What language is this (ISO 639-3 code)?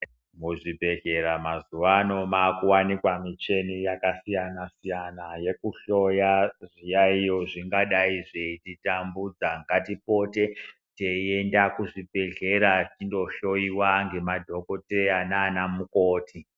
ndc